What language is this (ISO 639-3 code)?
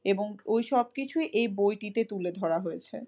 ben